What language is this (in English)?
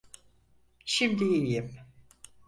Turkish